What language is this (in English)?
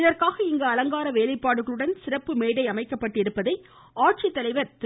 Tamil